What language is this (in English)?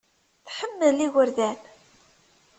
Kabyle